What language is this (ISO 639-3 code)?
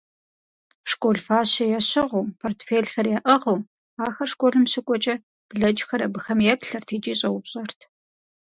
kbd